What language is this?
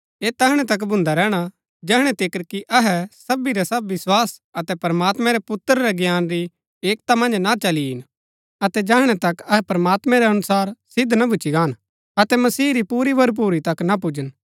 Gaddi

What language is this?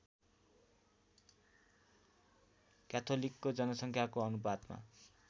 Nepali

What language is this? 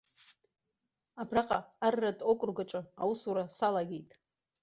Abkhazian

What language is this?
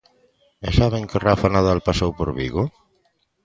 Galician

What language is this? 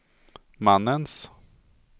Swedish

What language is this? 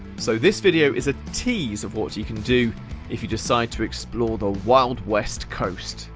English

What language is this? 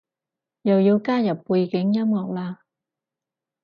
Cantonese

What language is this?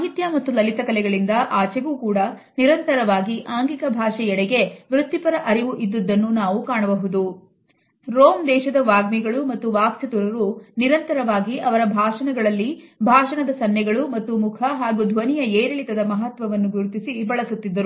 Kannada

